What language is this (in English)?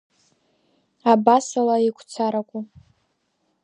Abkhazian